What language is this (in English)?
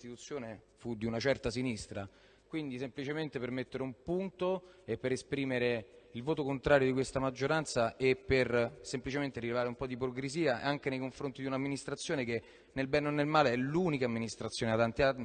Italian